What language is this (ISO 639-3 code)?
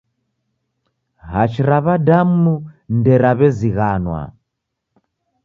dav